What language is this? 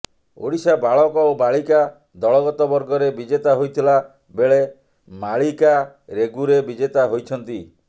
Odia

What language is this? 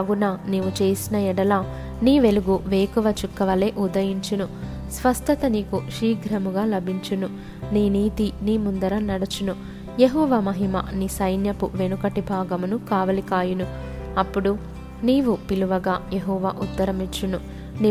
Telugu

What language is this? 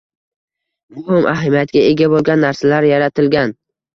Uzbek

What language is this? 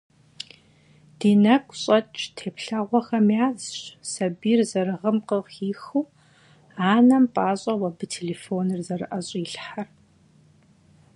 Kabardian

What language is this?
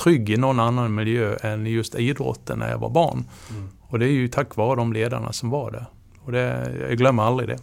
Swedish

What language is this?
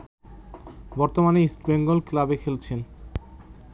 Bangla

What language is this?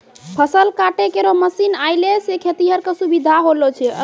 Maithili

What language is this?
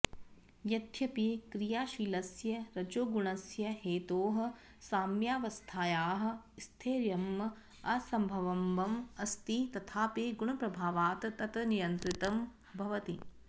Sanskrit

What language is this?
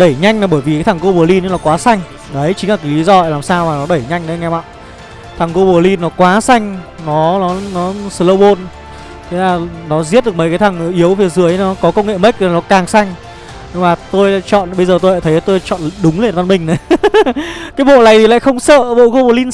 Vietnamese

